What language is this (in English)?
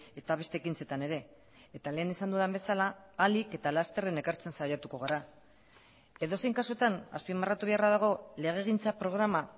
Basque